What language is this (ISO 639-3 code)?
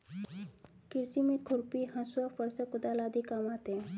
hin